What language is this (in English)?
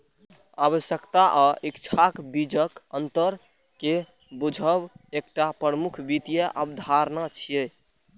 Maithili